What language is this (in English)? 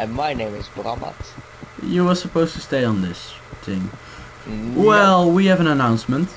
English